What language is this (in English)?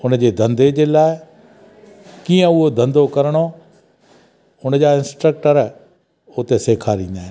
Sindhi